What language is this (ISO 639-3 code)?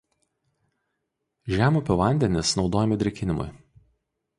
lit